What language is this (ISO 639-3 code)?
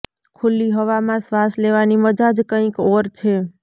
guj